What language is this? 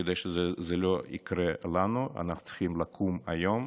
Hebrew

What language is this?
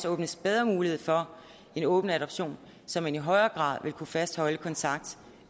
Danish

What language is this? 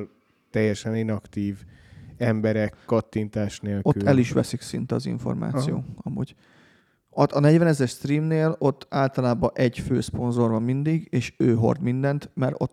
Hungarian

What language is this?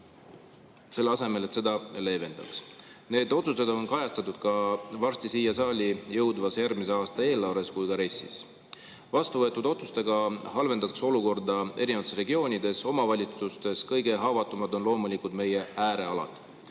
Estonian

